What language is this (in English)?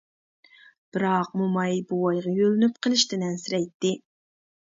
Uyghur